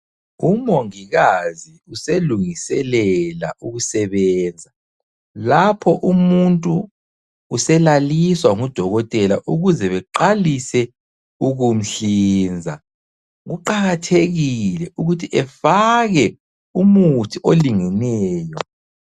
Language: North Ndebele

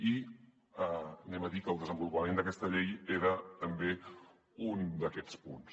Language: Catalan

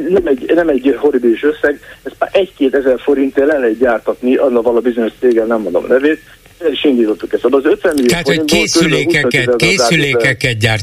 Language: Hungarian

